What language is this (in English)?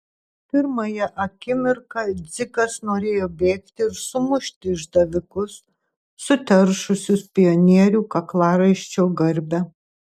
Lithuanian